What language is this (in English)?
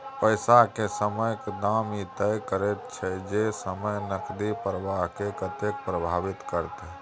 Maithili